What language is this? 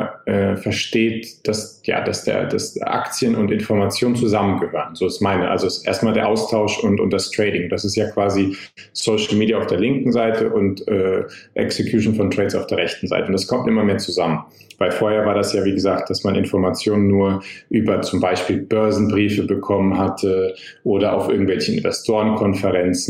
German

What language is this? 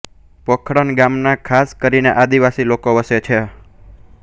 Gujarati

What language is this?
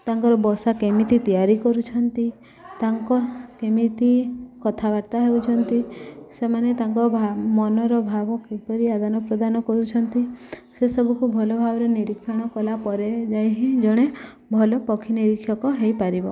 Odia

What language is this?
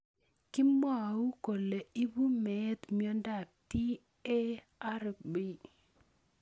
Kalenjin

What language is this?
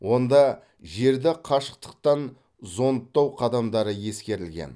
Kazakh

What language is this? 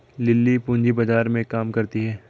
Hindi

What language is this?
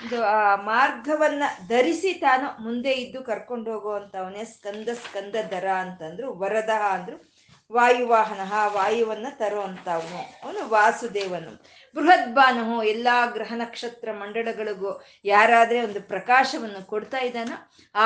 Kannada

